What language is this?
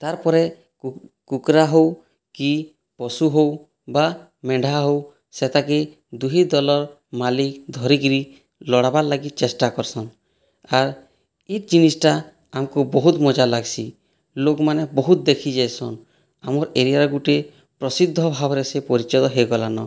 Odia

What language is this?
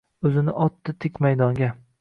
Uzbek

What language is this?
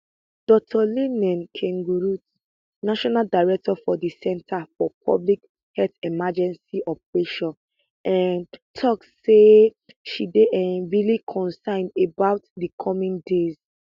Nigerian Pidgin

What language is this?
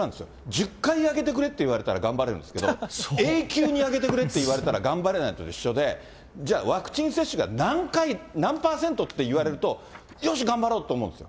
Japanese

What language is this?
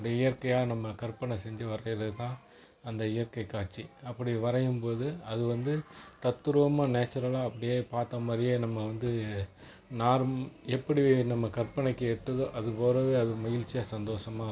Tamil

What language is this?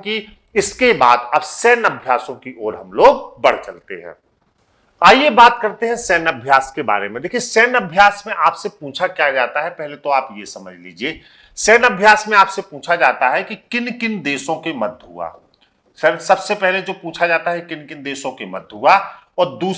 Hindi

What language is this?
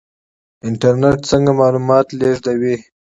Pashto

